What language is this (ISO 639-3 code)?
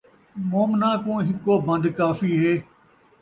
skr